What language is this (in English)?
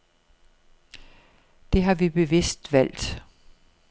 Danish